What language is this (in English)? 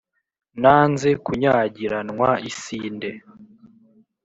Kinyarwanda